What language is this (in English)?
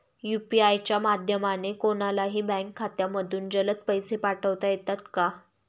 Marathi